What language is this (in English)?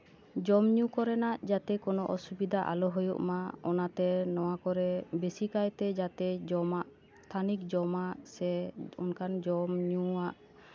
Santali